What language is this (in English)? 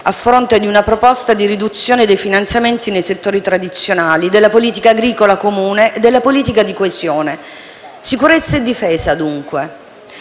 Italian